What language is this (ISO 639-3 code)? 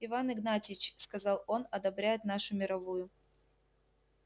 rus